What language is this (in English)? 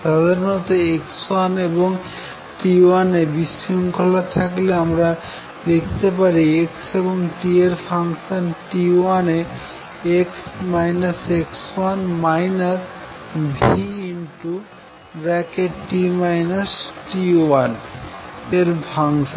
Bangla